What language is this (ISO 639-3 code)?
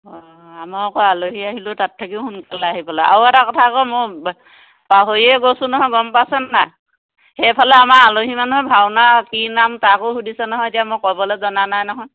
asm